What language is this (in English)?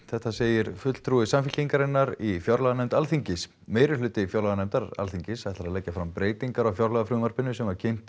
Icelandic